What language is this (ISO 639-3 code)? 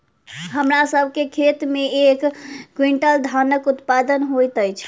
mai